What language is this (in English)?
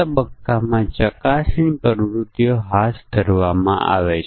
Gujarati